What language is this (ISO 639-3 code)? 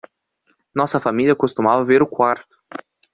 por